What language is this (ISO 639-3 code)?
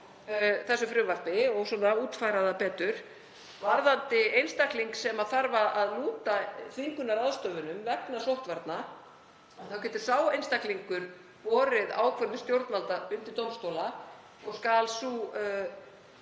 isl